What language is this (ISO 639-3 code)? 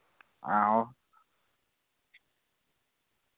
doi